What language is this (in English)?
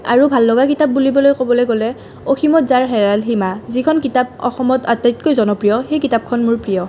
Assamese